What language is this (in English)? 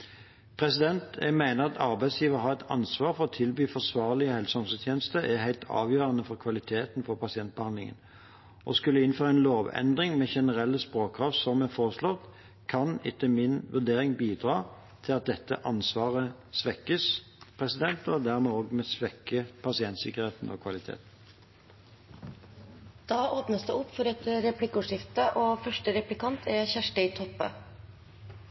Norwegian